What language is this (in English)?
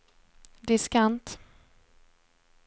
Swedish